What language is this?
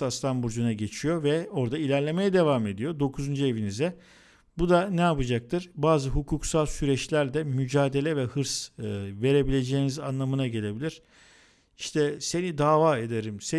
Turkish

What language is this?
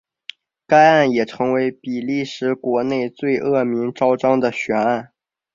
Chinese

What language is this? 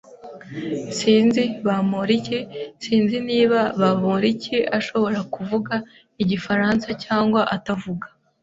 Kinyarwanda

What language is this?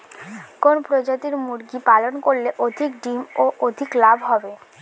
Bangla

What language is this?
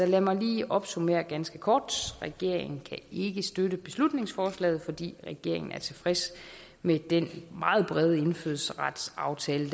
Danish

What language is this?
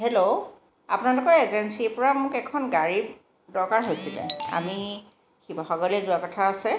Assamese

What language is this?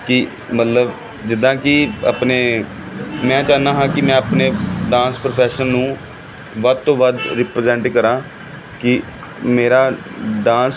Punjabi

